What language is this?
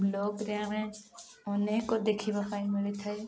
Odia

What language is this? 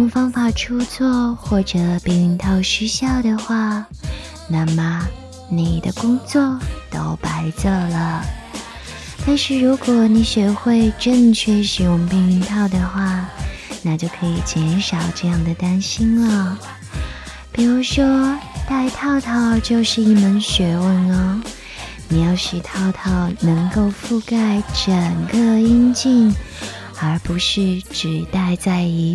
Chinese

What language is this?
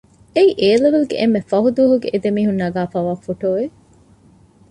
Divehi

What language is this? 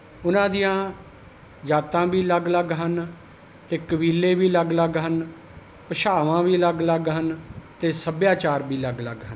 Punjabi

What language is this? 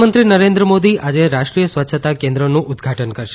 Gujarati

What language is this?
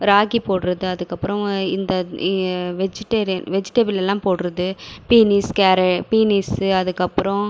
Tamil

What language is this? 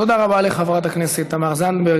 Hebrew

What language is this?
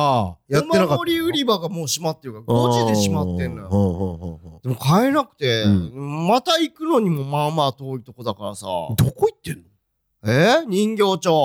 Japanese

